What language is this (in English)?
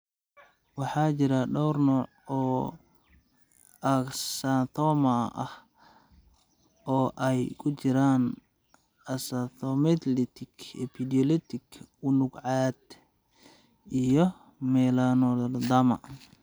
Somali